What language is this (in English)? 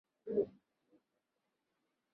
Chinese